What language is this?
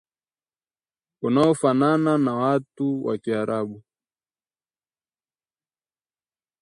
Swahili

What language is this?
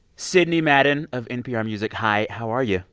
English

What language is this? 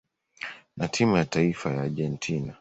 Swahili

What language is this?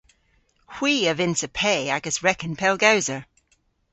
Cornish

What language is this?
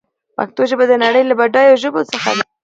Pashto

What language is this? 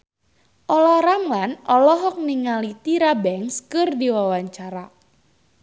Sundanese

